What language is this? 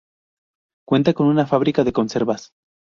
Spanish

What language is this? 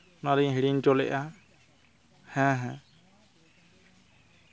Santali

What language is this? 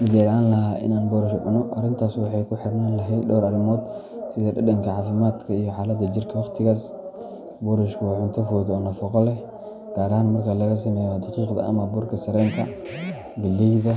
Somali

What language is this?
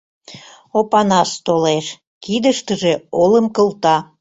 Mari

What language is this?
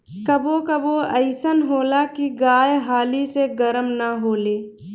Bhojpuri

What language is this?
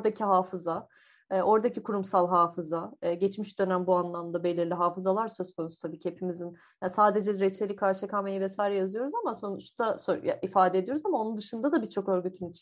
Turkish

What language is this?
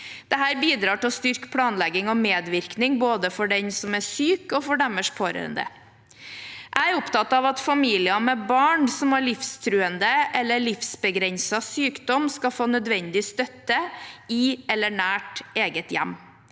Norwegian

